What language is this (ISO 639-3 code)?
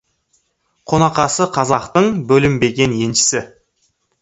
kaz